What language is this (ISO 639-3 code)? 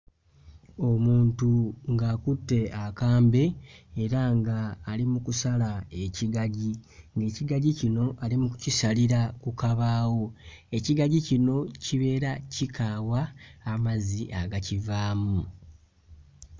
lug